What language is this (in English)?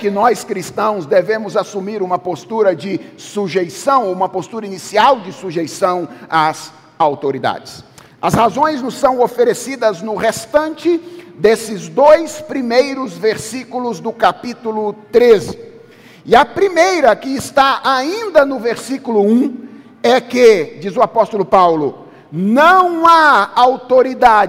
Portuguese